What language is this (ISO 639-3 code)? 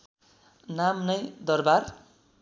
nep